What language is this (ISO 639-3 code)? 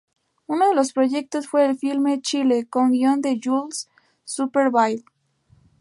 spa